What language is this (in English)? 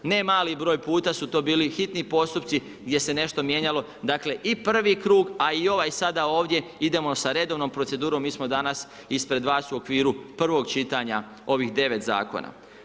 Croatian